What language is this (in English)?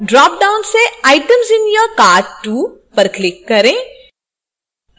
Hindi